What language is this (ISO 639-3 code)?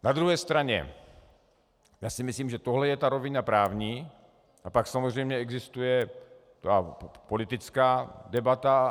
ces